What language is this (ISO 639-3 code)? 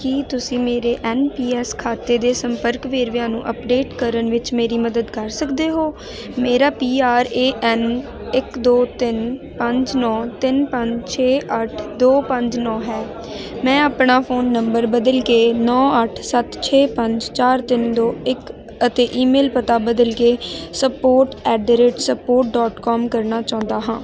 pan